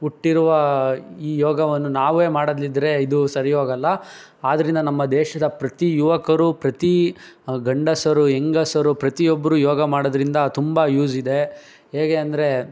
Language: Kannada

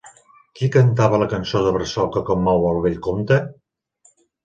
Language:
Catalan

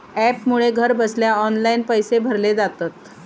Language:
Marathi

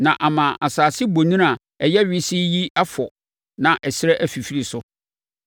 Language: Akan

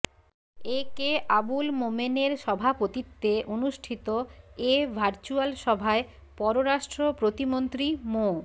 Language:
Bangla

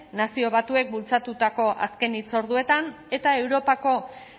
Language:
Basque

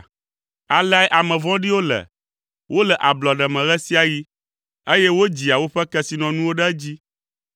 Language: Ewe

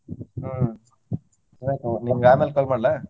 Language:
Kannada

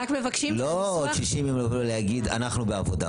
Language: Hebrew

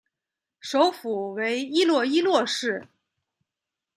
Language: Chinese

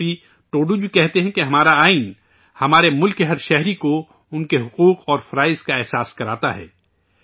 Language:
Urdu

